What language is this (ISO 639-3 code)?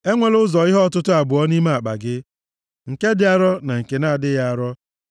ibo